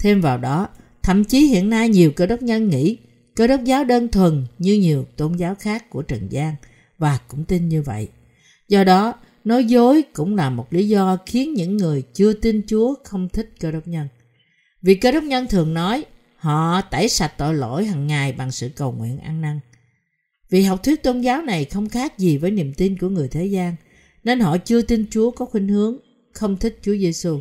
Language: Vietnamese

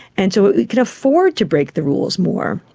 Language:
English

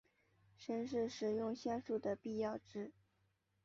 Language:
Chinese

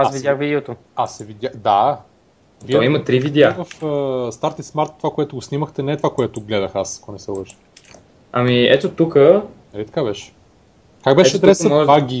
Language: Bulgarian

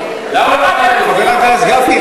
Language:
Hebrew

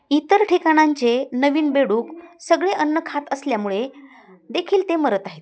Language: Marathi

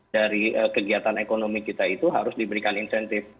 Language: Indonesian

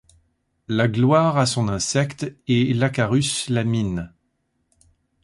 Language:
French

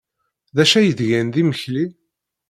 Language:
Kabyle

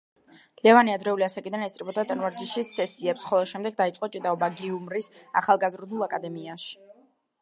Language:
Georgian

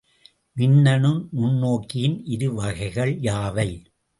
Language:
Tamil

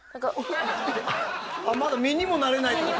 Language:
Japanese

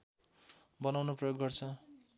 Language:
Nepali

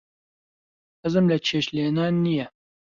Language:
Central Kurdish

